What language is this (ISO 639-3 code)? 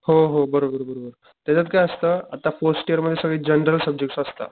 mar